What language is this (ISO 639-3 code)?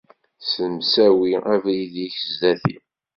kab